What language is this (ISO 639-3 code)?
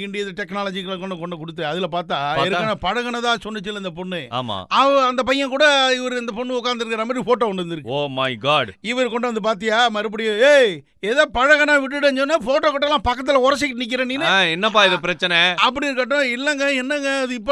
tam